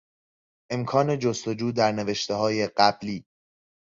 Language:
Persian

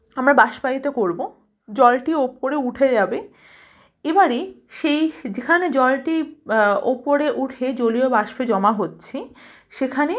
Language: Bangla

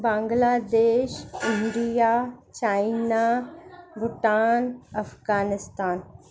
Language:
Sindhi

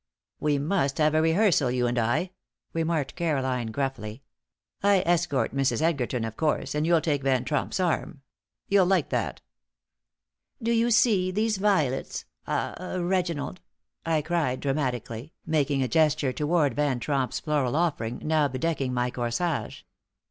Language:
English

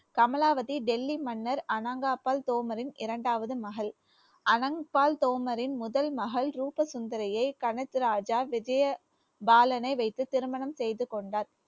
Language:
Tamil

